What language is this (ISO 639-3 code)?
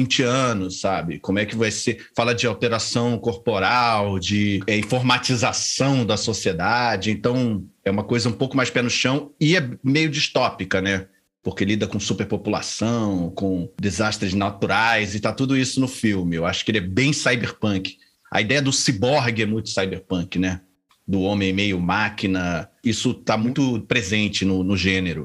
por